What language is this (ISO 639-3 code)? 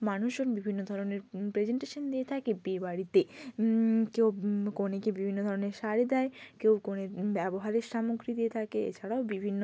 ben